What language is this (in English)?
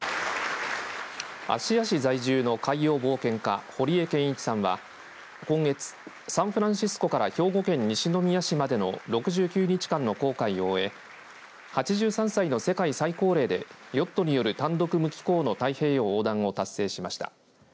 Japanese